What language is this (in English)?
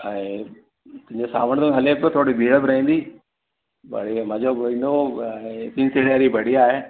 Sindhi